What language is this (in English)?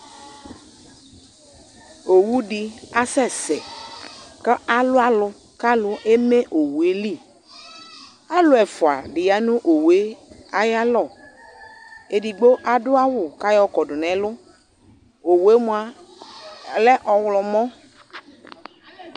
Ikposo